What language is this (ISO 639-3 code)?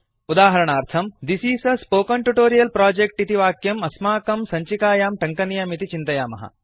san